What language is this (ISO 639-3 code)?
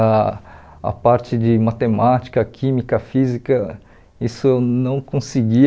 por